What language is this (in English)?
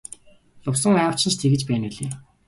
Mongolian